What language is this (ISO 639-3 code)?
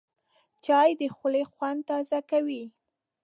pus